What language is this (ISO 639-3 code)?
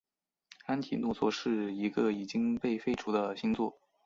zho